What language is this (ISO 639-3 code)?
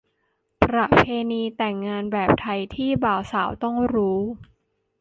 tha